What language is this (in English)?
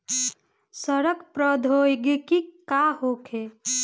Bhojpuri